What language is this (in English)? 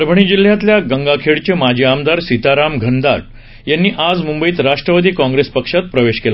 Marathi